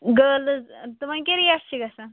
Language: Kashmiri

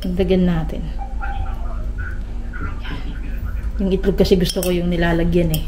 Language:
Filipino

